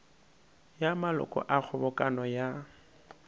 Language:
Northern Sotho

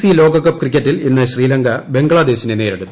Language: Malayalam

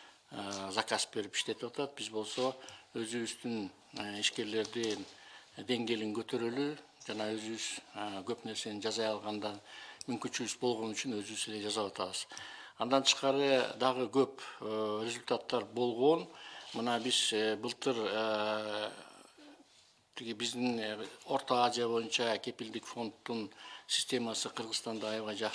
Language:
Russian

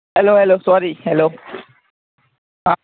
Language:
Gujarati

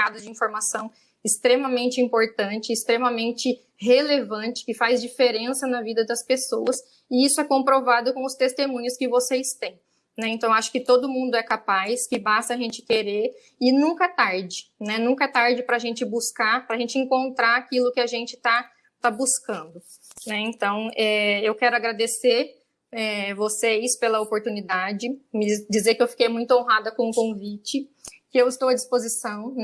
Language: Portuguese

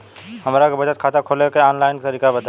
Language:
Bhojpuri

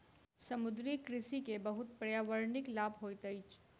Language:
Maithili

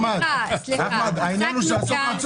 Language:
Hebrew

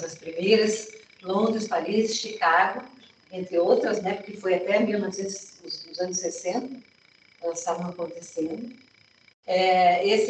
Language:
Portuguese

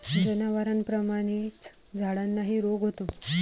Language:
Marathi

